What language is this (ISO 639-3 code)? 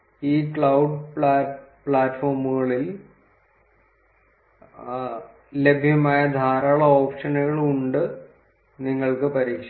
mal